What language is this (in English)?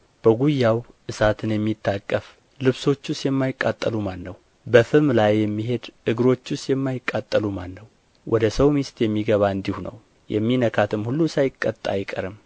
Amharic